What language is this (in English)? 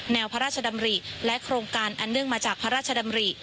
Thai